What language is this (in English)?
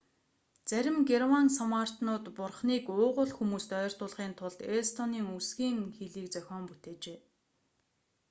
Mongolian